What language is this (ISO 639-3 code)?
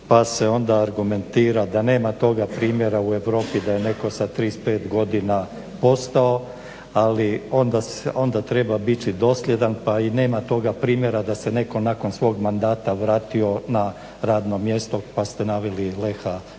hrv